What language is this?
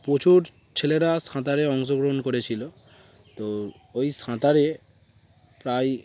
Bangla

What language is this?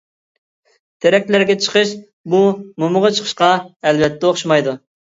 Uyghur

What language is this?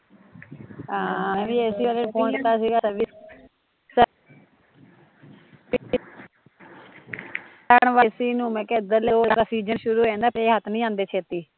Punjabi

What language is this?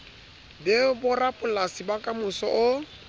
Southern Sotho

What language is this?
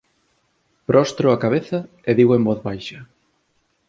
Galician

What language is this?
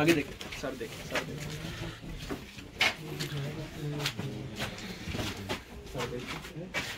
Hindi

